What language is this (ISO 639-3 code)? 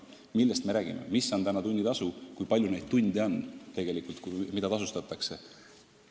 est